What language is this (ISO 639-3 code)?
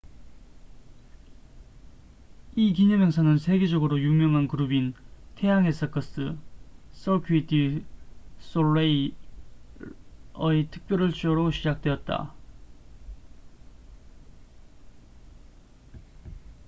kor